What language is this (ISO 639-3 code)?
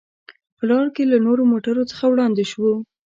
pus